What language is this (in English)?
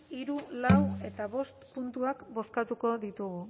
Basque